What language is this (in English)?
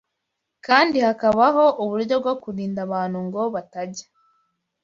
Kinyarwanda